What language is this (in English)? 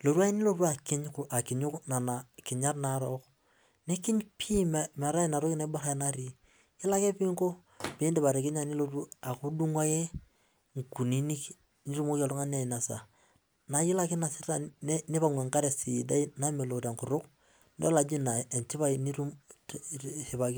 Masai